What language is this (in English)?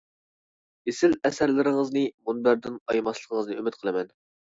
Uyghur